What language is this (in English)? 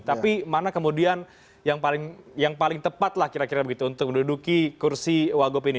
Indonesian